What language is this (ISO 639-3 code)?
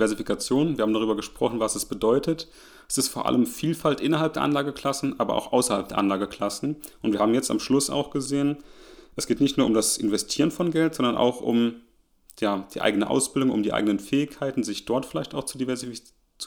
deu